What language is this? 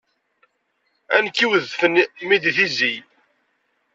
Kabyle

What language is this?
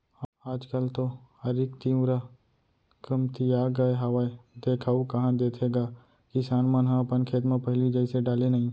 Chhattisgarhi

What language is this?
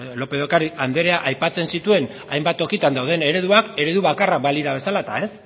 Basque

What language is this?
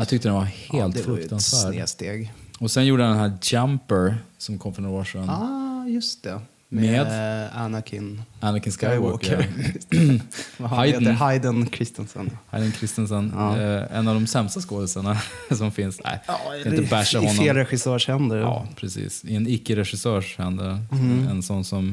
Swedish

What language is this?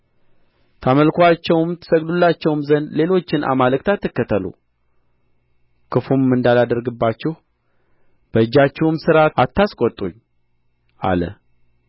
Amharic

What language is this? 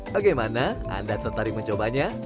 Indonesian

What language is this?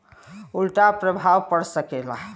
Bhojpuri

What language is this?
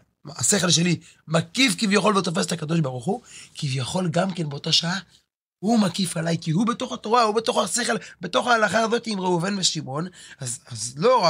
Hebrew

